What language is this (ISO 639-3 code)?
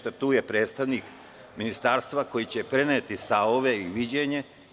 srp